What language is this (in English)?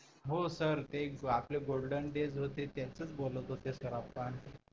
Marathi